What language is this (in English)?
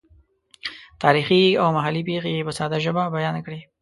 Pashto